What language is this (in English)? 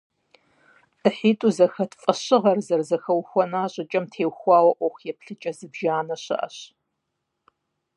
Kabardian